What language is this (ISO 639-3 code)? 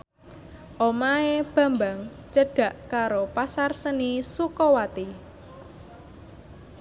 jav